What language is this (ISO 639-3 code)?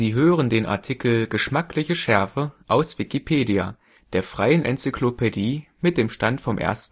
deu